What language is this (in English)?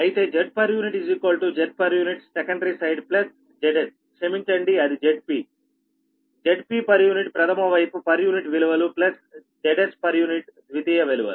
Telugu